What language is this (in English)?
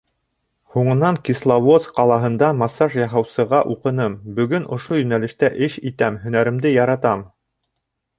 Bashkir